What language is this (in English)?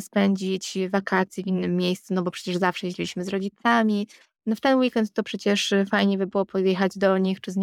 Polish